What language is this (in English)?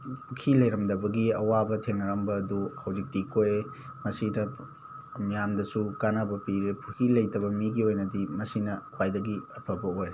Manipuri